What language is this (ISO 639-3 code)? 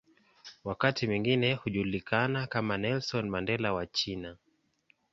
swa